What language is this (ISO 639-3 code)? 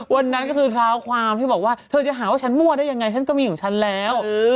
tha